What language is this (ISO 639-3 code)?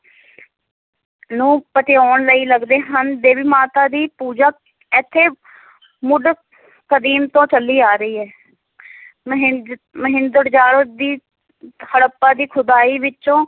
pan